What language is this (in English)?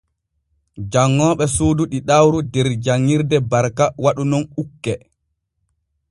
Borgu Fulfulde